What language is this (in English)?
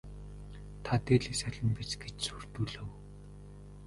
Mongolian